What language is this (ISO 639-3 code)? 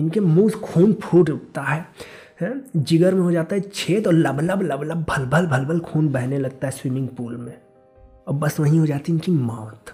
hin